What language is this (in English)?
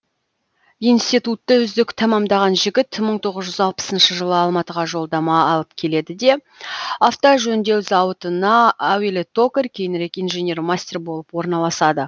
Kazakh